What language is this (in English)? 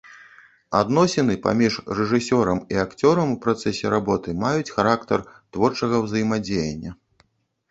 Belarusian